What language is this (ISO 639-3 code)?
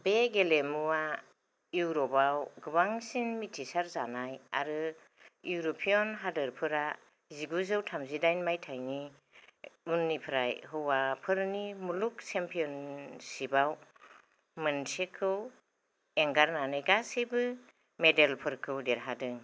brx